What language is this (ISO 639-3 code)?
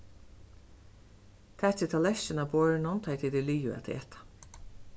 fao